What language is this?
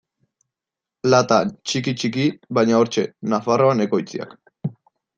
Basque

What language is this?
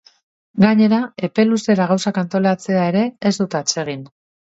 Basque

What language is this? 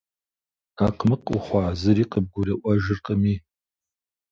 Kabardian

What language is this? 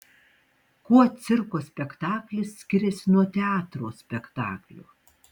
Lithuanian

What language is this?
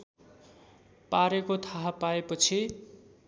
Nepali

